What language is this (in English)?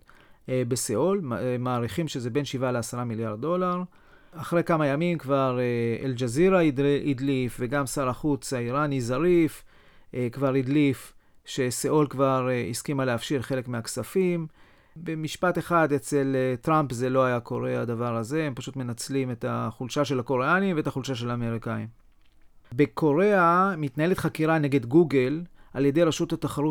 Hebrew